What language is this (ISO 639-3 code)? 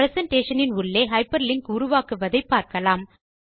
tam